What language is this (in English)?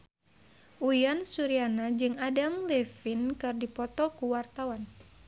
Sundanese